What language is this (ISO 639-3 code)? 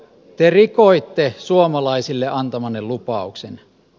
fin